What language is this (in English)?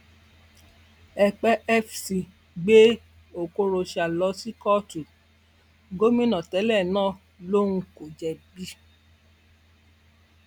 Yoruba